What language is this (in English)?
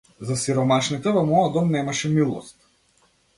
Macedonian